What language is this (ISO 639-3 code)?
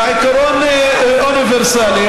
heb